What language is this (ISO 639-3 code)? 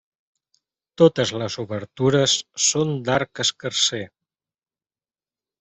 cat